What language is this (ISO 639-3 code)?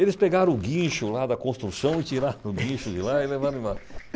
por